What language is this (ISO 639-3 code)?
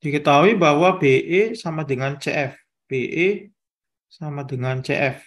ind